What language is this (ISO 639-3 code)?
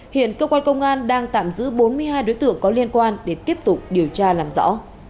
vie